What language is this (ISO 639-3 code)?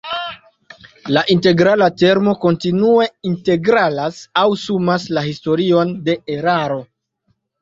epo